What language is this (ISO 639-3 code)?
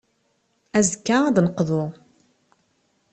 kab